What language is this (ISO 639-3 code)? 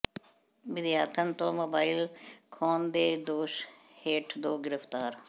pan